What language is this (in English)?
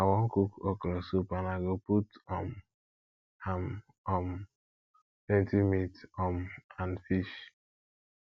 Nigerian Pidgin